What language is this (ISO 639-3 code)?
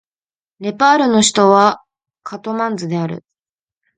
jpn